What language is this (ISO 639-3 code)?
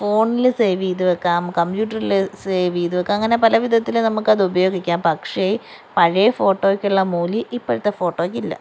mal